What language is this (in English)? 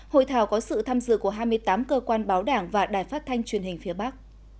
Vietnamese